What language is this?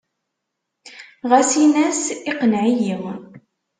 Kabyle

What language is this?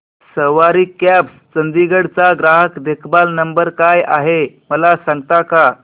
Marathi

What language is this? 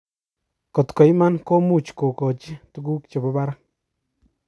Kalenjin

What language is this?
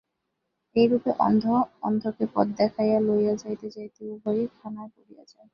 Bangla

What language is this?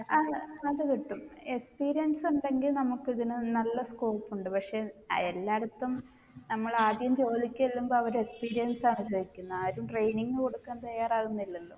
Malayalam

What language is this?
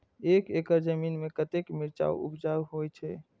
Maithili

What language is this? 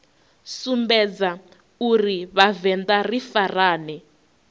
Venda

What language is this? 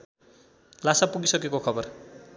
Nepali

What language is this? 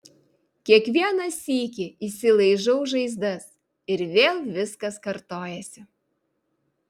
Lithuanian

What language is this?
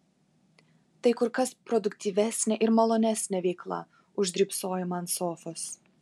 Lithuanian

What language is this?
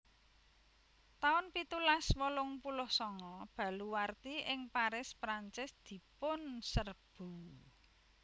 Javanese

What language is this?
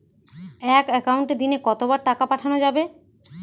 Bangla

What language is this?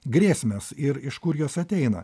Lithuanian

